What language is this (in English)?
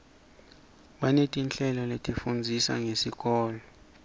Swati